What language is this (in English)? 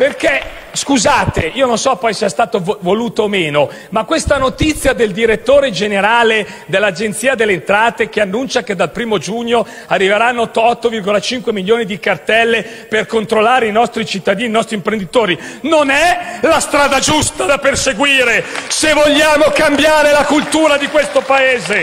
Italian